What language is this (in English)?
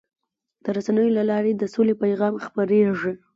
Pashto